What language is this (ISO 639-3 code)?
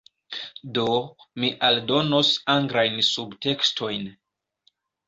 epo